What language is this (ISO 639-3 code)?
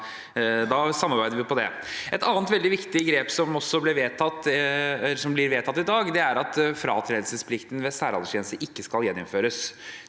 nor